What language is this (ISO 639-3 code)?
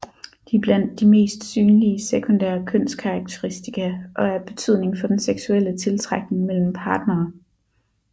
dan